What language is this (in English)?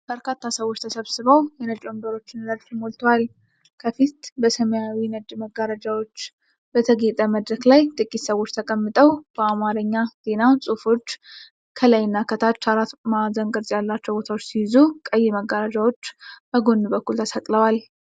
Amharic